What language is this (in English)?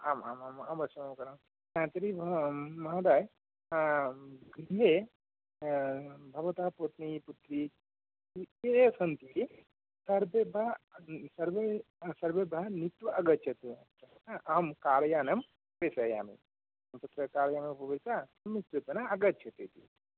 Sanskrit